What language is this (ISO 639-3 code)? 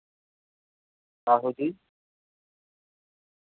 doi